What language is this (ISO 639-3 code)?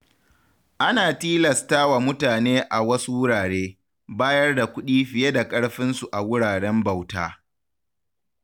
hau